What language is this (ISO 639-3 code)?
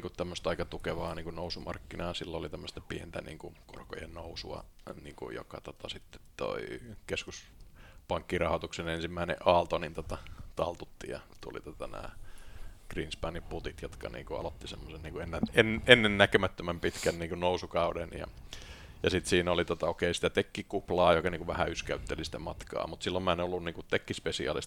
fin